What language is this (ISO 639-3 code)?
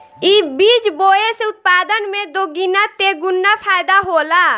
bho